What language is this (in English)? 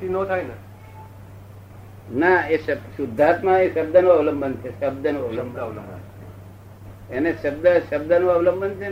Gujarati